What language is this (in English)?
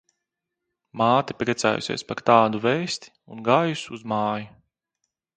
Latvian